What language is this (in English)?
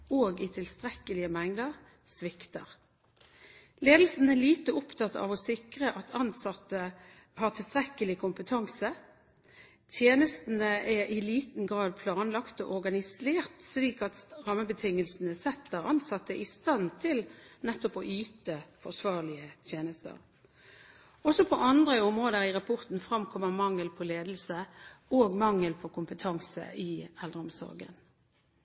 Norwegian Bokmål